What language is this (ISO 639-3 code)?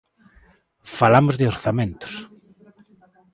glg